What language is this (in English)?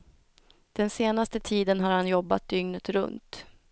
Swedish